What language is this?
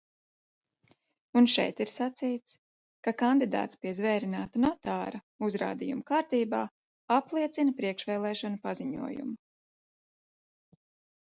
Latvian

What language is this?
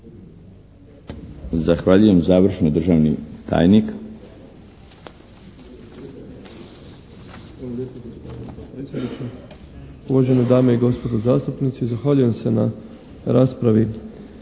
Croatian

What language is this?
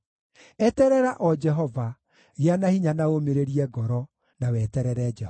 Kikuyu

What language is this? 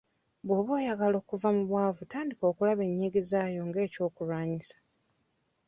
Ganda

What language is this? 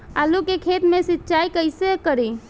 Bhojpuri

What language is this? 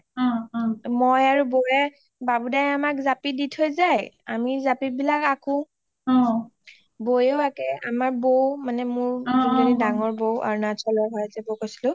Assamese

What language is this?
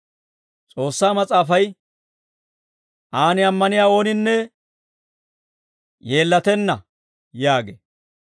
Dawro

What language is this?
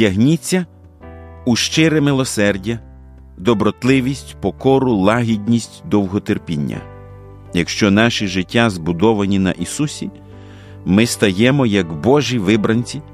Ukrainian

